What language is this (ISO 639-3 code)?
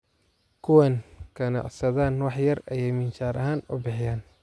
som